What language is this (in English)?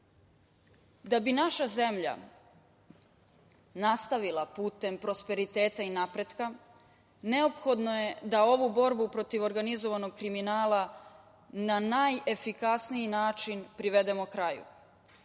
Serbian